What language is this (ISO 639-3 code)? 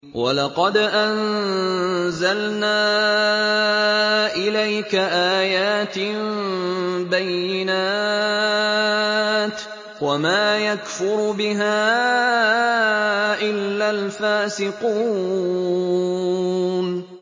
ara